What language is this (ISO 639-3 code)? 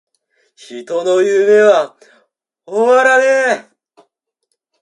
jpn